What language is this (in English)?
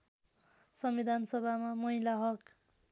Nepali